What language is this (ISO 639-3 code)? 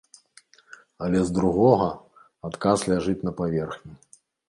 bel